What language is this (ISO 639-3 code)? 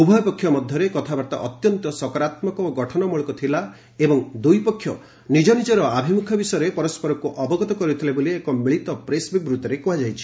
ori